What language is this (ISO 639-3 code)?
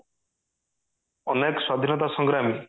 ori